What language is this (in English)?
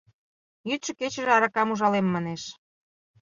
Mari